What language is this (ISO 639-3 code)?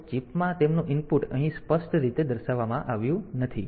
guj